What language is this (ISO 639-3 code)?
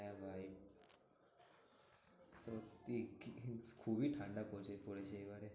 ben